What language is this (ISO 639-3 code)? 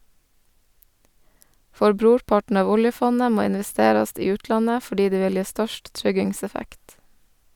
nor